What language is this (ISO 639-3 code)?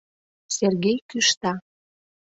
chm